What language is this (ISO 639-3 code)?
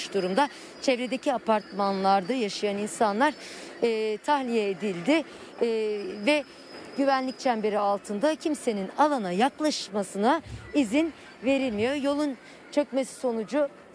tur